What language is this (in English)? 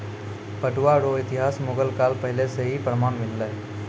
Maithili